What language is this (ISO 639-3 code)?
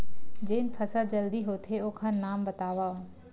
hne